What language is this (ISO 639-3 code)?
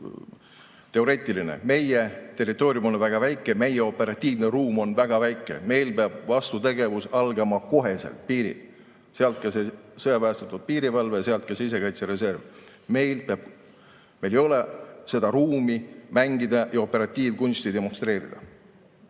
est